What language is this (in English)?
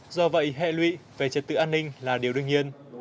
Vietnamese